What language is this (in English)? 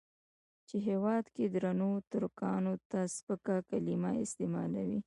Pashto